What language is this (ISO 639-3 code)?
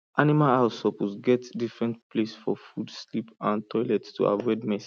pcm